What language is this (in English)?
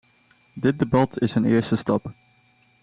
Dutch